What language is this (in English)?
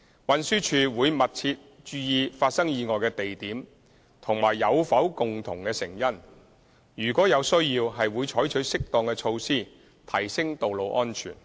Cantonese